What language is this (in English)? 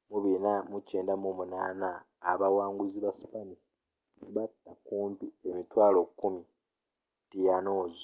Ganda